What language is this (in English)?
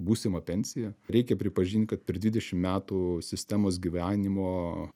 Lithuanian